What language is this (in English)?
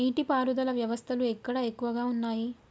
Telugu